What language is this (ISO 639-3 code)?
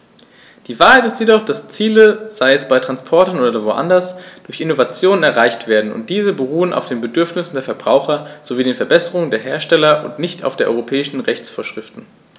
deu